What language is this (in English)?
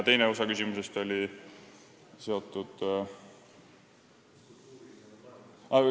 Estonian